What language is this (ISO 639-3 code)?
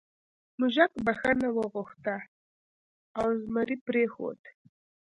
pus